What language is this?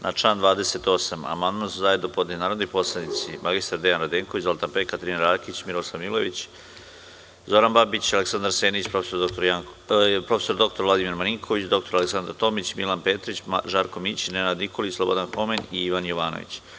Serbian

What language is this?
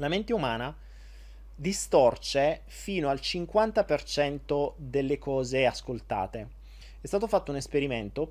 Italian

